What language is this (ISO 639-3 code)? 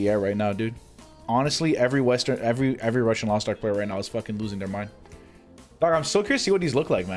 eng